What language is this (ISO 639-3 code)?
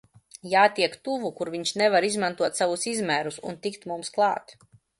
lav